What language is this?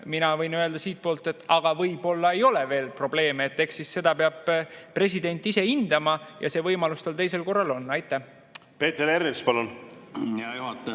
Estonian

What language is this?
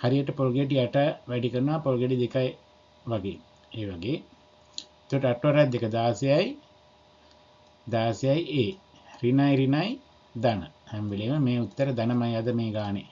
Indonesian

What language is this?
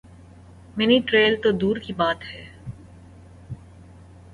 Urdu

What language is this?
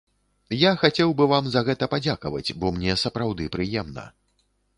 Belarusian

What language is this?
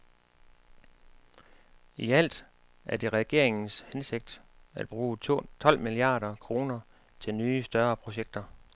Danish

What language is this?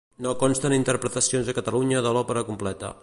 Catalan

